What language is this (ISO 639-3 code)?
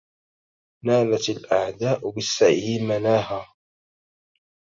ara